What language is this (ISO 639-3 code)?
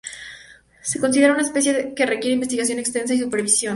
spa